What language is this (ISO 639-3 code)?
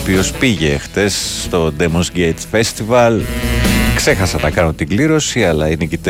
ell